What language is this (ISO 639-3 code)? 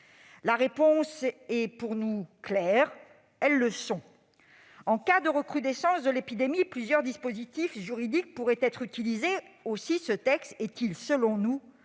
fra